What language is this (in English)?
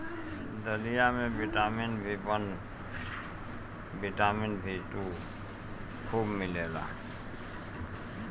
Bhojpuri